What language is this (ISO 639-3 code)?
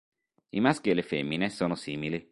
ita